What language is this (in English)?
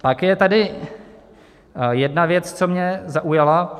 Czech